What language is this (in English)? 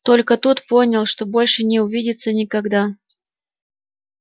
Russian